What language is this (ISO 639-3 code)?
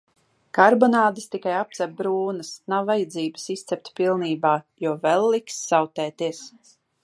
lav